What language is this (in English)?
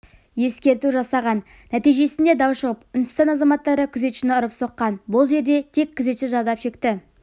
Kazakh